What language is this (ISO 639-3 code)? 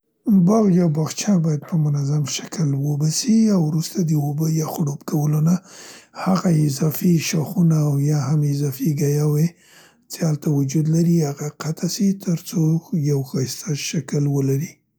pst